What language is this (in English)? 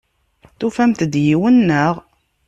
Kabyle